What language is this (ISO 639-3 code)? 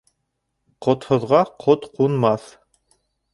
bak